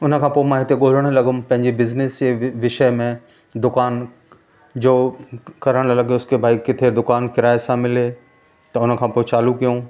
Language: Sindhi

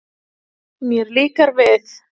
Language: Icelandic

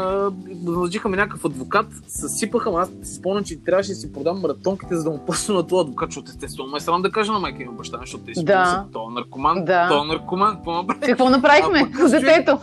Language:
Bulgarian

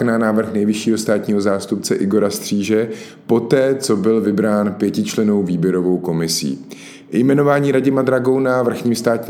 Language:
Czech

